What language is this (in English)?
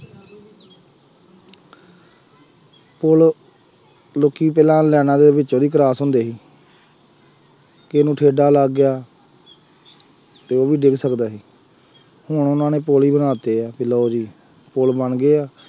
Punjabi